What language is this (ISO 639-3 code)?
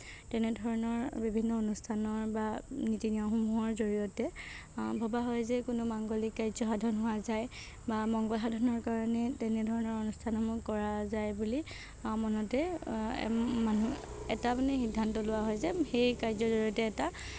asm